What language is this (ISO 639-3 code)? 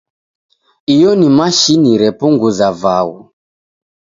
dav